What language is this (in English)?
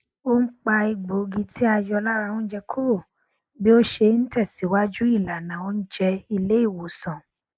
Yoruba